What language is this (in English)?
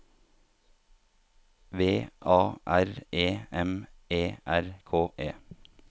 Norwegian